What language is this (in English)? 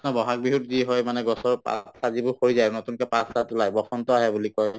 Assamese